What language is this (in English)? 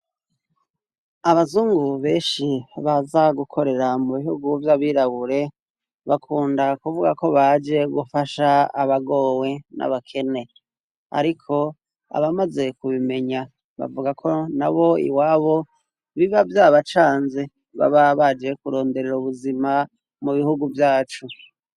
Rundi